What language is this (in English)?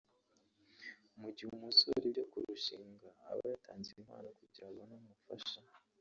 Kinyarwanda